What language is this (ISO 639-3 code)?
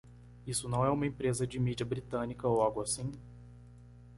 por